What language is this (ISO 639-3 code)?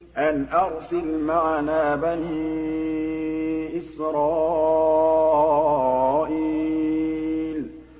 ara